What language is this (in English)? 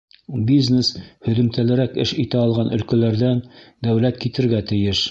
Bashkir